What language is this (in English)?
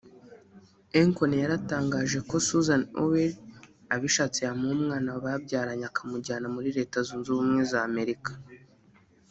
Kinyarwanda